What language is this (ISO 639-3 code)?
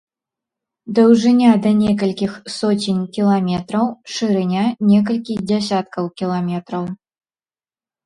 bel